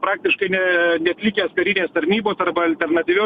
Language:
Lithuanian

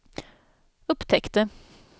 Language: Swedish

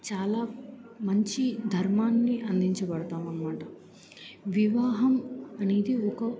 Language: Telugu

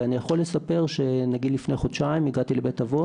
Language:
Hebrew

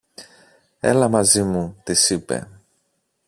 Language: Greek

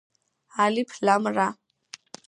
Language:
Georgian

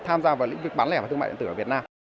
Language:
Vietnamese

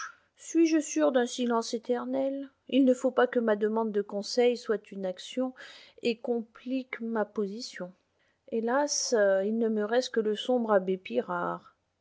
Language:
French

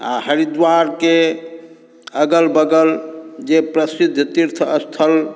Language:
Maithili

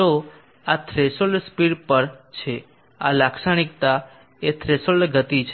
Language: Gujarati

